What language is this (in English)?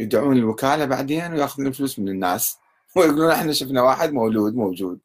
Arabic